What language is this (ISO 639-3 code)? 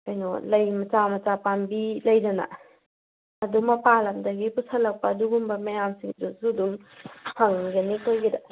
mni